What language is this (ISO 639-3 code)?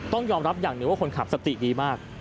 tha